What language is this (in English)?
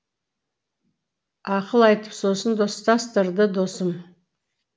Kazakh